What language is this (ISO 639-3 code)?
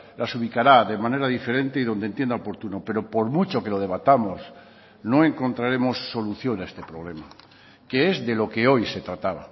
spa